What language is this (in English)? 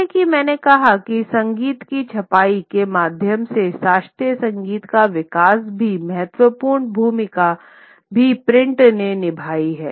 Hindi